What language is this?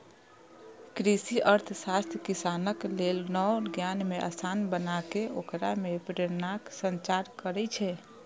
Maithili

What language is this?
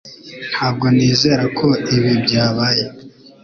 Kinyarwanda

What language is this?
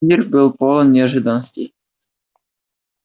Russian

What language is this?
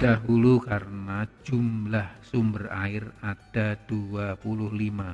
Indonesian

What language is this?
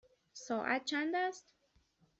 Persian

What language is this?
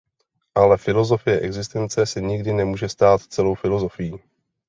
Czech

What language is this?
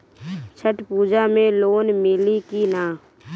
Bhojpuri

